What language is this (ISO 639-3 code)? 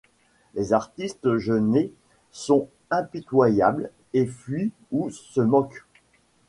fra